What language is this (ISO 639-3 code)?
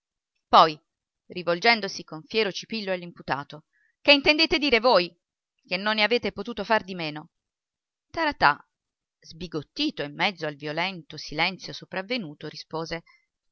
ita